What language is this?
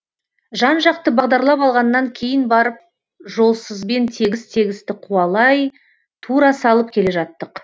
Kazakh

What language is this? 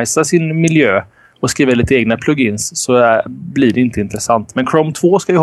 Swedish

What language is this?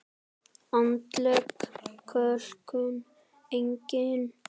Icelandic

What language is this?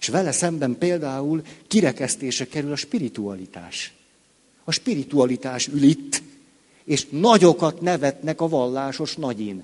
Hungarian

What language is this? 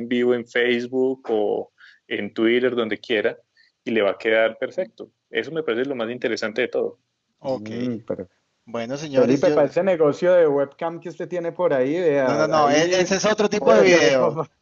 Spanish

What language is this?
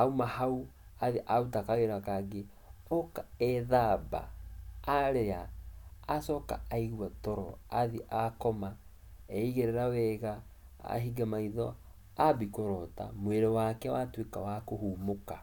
Kikuyu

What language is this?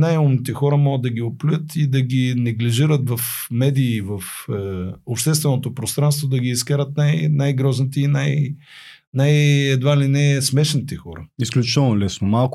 Bulgarian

